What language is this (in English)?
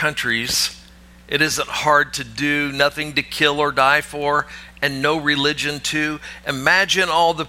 English